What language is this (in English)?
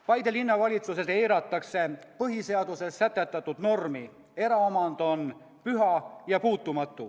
Estonian